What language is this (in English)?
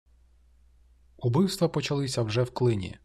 Ukrainian